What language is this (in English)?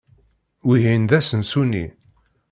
Kabyle